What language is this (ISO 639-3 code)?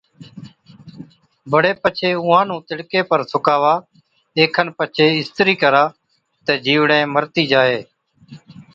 odk